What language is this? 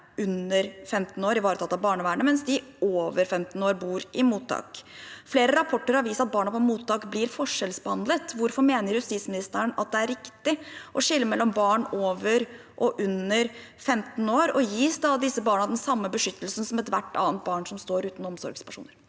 Norwegian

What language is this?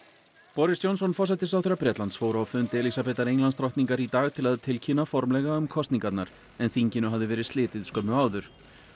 Icelandic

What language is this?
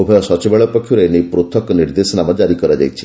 Odia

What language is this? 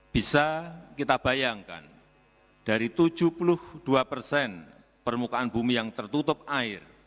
Indonesian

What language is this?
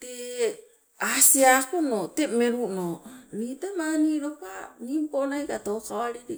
Sibe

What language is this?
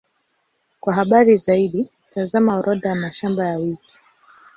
Swahili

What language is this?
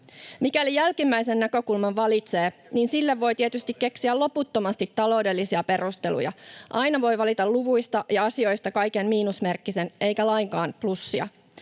Finnish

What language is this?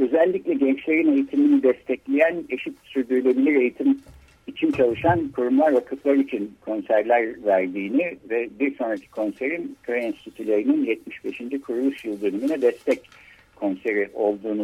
Turkish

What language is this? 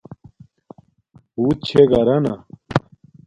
Domaaki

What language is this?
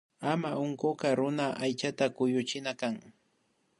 Imbabura Highland Quichua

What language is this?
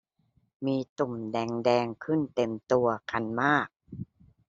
Thai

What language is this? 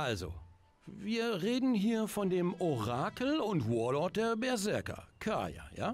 German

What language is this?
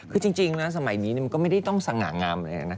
Thai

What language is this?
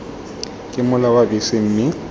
Tswana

